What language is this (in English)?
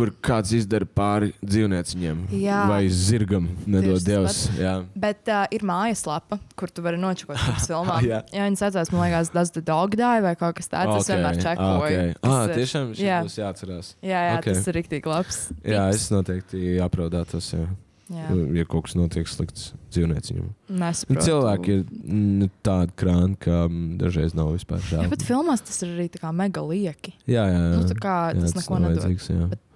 Latvian